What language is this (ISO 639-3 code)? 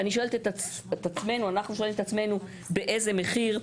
heb